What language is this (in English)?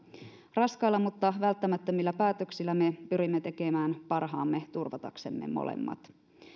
Finnish